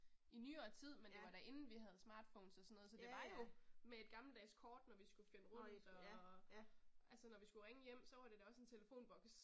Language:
Danish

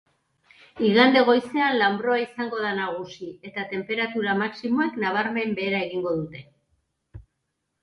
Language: Basque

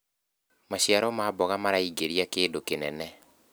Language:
Kikuyu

